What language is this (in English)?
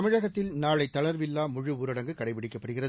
Tamil